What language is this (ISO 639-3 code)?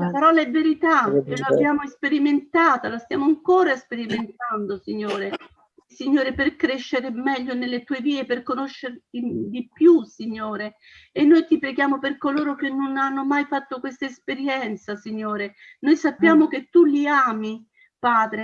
ita